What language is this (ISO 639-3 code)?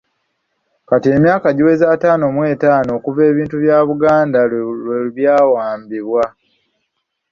lug